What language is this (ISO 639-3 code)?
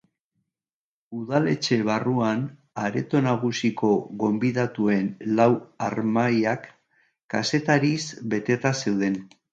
eus